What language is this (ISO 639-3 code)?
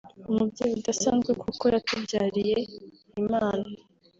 kin